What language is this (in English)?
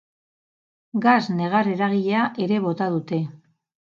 Basque